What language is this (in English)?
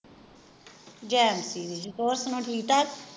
Punjabi